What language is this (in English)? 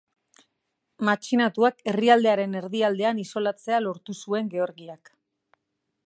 Basque